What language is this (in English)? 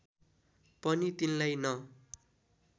Nepali